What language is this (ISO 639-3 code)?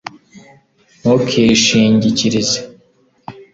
kin